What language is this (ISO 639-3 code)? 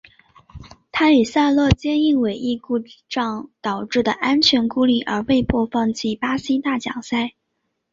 zho